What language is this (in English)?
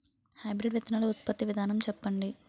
Telugu